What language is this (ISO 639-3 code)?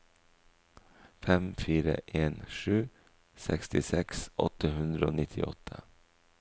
nor